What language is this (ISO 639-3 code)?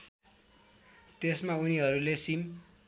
nep